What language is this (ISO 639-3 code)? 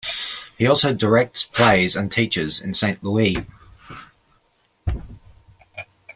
eng